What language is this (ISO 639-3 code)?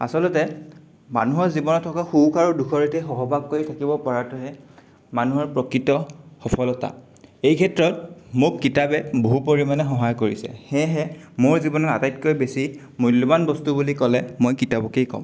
asm